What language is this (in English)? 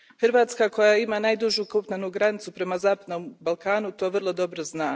Croatian